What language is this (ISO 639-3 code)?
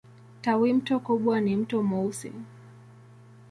swa